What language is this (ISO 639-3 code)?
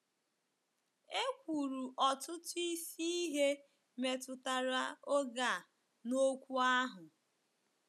ibo